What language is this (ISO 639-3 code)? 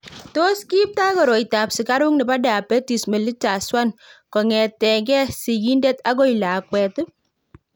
kln